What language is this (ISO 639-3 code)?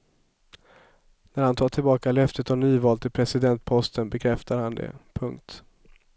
swe